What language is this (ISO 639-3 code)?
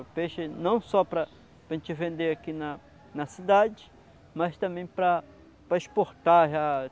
por